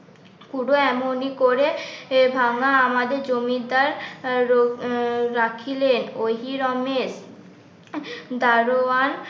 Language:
Bangla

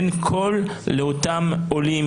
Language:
Hebrew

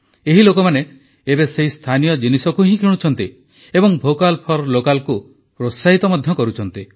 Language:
Odia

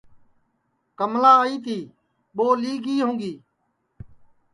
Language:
Sansi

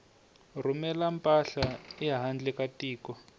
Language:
Tsonga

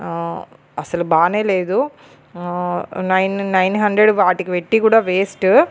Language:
Telugu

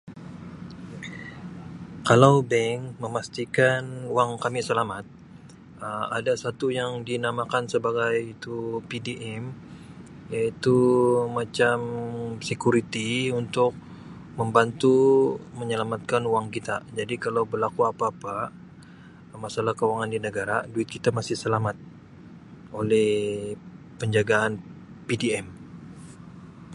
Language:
Sabah Malay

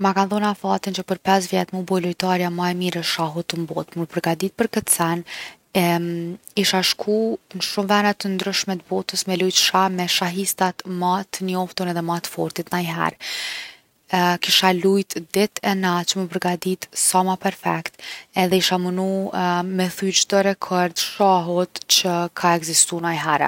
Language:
Gheg Albanian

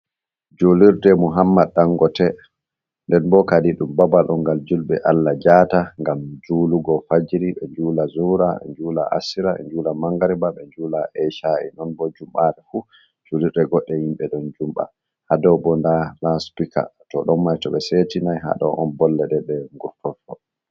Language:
Fula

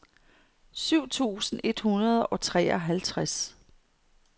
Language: Danish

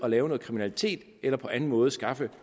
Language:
Danish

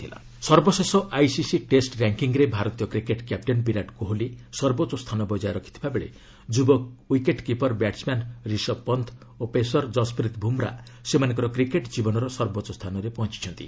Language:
Odia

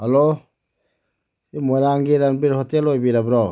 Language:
Manipuri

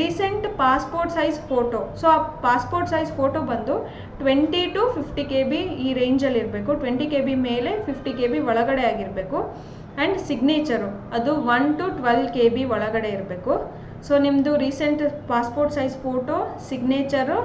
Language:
Kannada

